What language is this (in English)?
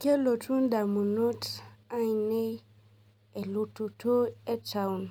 Masai